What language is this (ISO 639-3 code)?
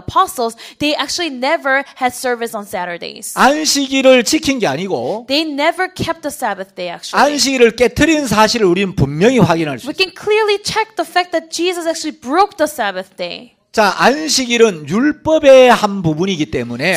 kor